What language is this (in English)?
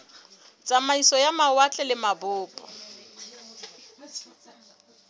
Southern Sotho